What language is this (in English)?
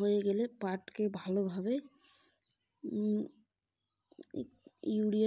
Bangla